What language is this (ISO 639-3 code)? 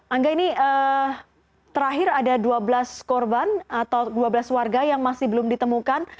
ind